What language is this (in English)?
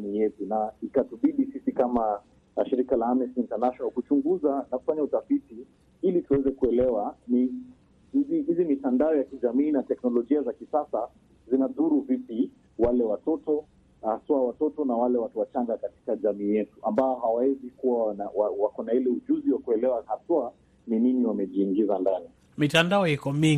Swahili